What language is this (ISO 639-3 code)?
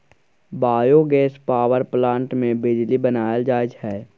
mai